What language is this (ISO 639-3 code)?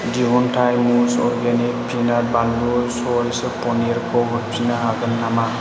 brx